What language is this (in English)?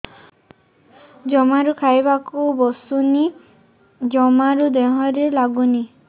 Odia